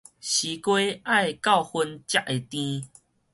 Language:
Min Nan Chinese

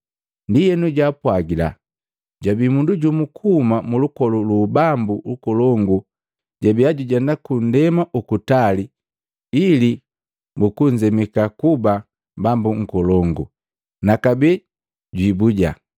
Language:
Matengo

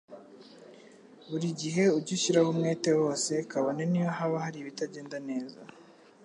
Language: Kinyarwanda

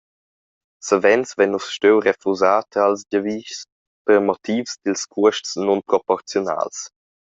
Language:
Romansh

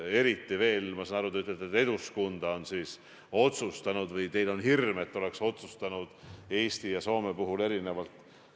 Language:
Estonian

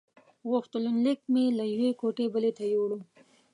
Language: Pashto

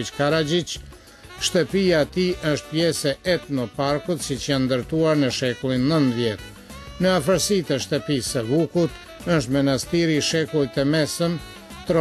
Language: Greek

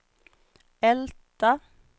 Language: Swedish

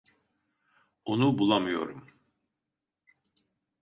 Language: Turkish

